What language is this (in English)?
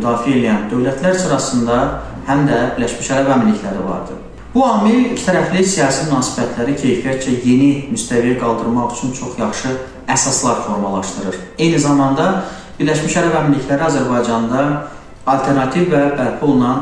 Turkish